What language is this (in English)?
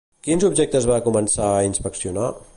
Catalan